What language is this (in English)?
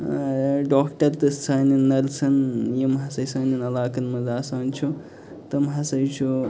Kashmiri